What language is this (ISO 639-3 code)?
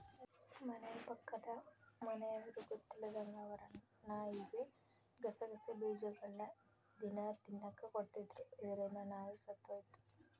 kan